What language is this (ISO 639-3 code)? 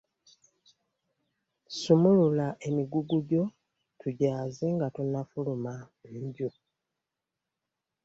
lug